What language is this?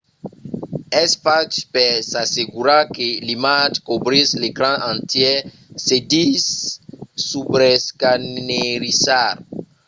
Occitan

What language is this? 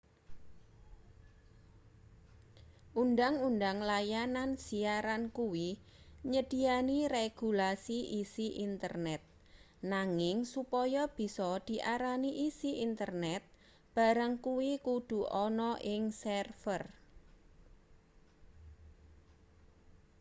Javanese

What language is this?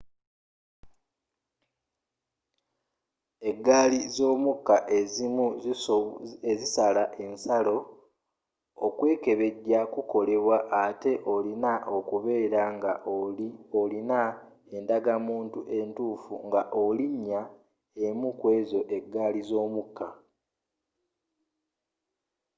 Ganda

